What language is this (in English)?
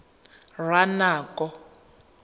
Tswana